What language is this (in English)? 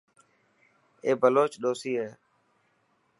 Dhatki